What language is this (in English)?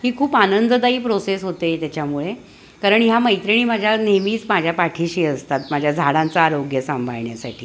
Marathi